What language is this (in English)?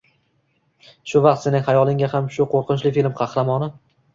Uzbek